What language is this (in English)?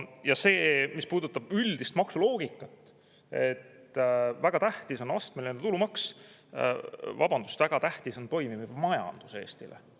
Estonian